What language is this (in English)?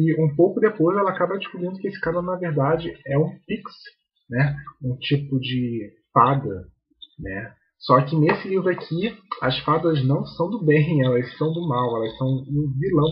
Portuguese